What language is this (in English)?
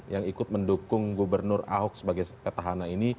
Indonesian